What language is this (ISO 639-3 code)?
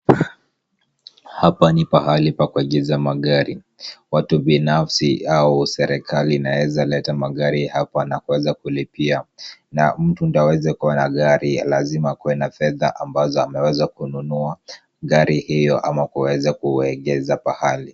swa